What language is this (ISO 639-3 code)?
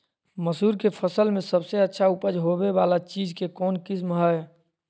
mag